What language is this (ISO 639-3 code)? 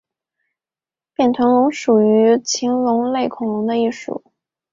zho